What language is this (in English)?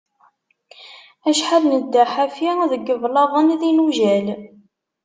Kabyle